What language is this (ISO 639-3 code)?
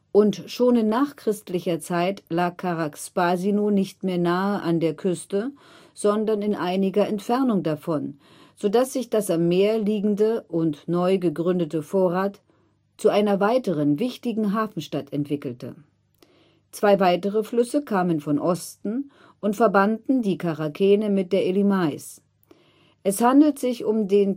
deu